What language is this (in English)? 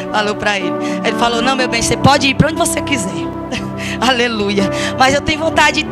Portuguese